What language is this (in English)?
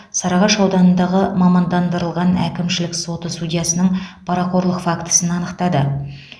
Kazakh